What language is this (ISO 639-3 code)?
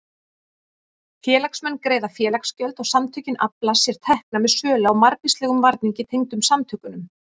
isl